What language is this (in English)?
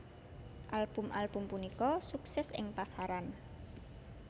Javanese